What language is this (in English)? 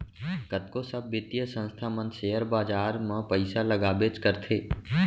Chhattisgarhi